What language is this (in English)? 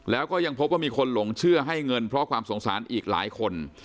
Thai